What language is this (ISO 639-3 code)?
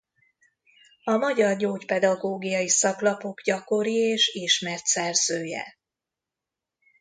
hun